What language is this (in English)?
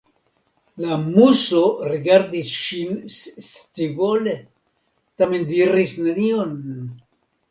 Esperanto